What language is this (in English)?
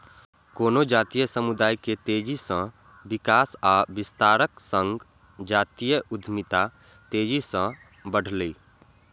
Maithili